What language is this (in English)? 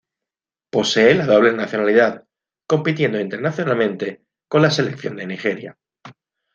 Spanish